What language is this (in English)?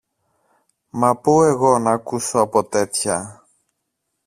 Greek